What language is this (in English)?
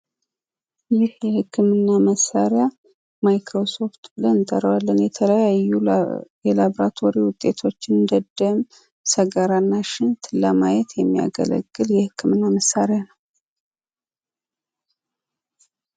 Amharic